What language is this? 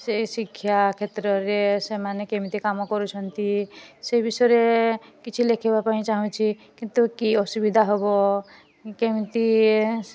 Odia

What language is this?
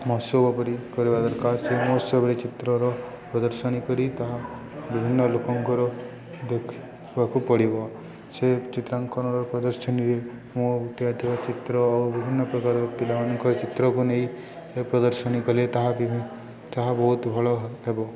Odia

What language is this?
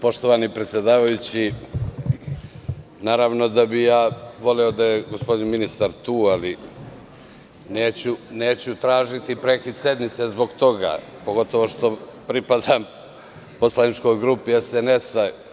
Serbian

